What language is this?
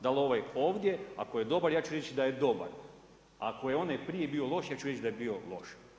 Croatian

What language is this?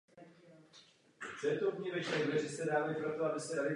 Czech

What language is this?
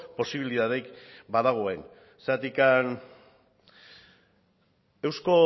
Basque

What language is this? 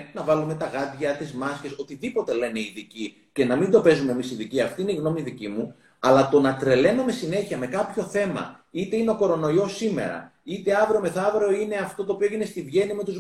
Greek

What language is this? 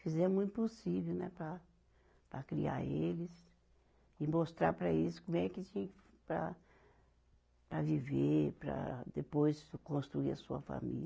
Portuguese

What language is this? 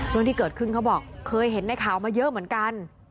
Thai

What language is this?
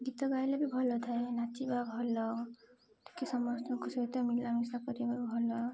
Odia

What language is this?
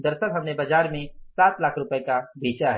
Hindi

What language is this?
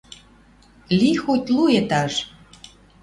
Western Mari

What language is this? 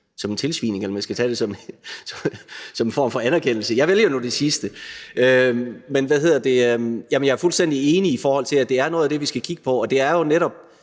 Danish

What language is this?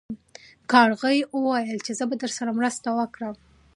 Pashto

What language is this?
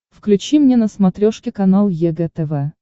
Russian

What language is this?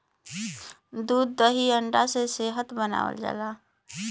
Bhojpuri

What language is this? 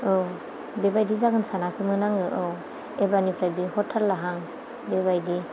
Bodo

